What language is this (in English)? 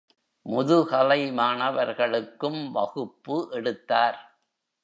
Tamil